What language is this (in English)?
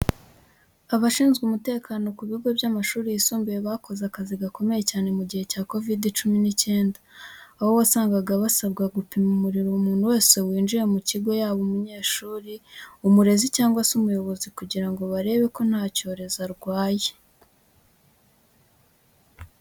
Kinyarwanda